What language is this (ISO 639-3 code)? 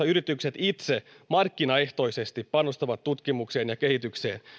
fin